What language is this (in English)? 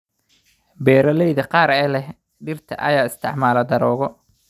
Somali